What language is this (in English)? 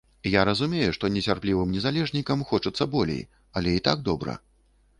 Belarusian